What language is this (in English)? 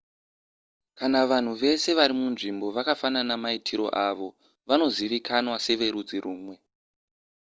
Shona